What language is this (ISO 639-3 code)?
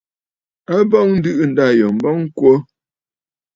bfd